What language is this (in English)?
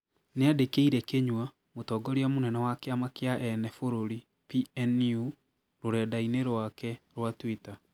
Kikuyu